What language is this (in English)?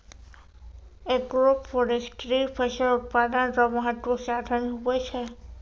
Maithili